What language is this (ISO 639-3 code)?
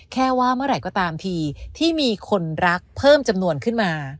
tha